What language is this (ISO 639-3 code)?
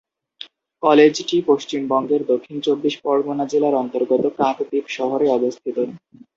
ben